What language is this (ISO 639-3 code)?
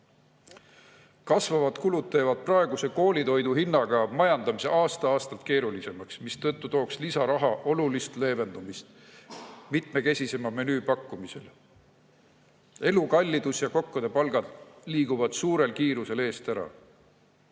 est